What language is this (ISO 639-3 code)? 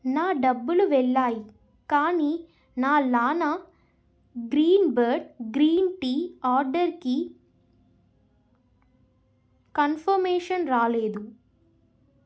tel